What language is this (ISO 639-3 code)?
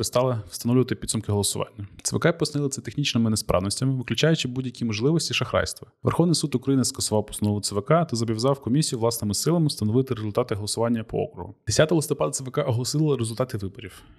ukr